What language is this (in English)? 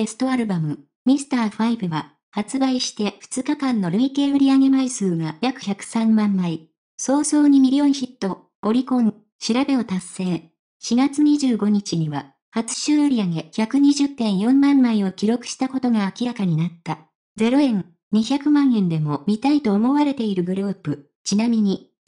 Japanese